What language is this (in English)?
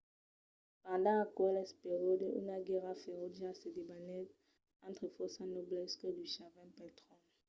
Occitan